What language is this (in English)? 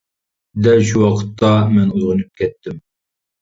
Uyghur